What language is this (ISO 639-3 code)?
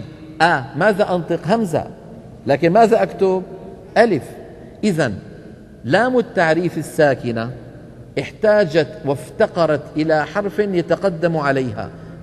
ara